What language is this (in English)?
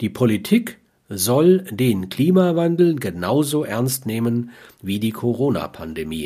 German